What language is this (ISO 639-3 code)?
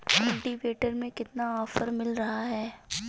hin